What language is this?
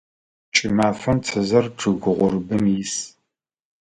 Adyghe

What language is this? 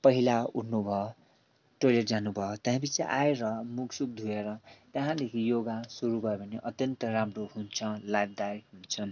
Nepali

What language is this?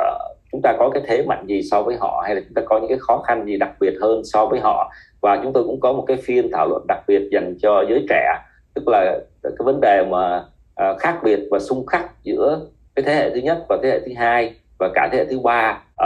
Vietnamese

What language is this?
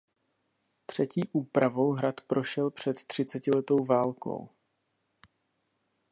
Czech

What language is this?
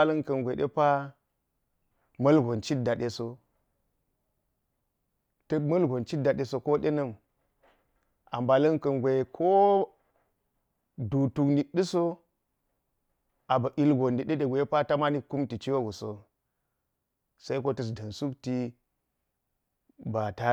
Geji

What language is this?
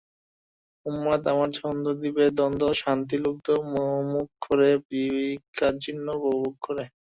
Bangla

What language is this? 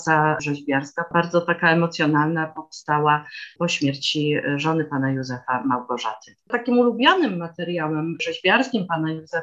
Polish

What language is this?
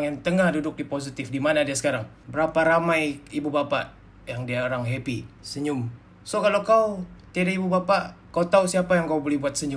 Malay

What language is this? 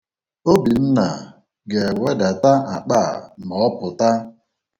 Igbo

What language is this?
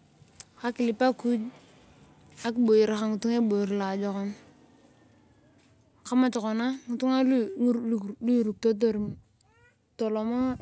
Turkana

